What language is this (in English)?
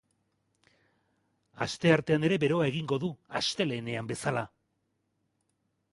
Basque